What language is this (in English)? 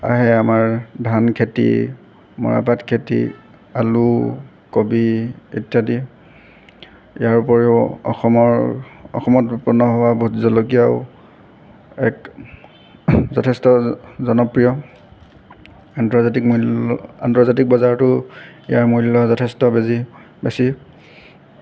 Assamese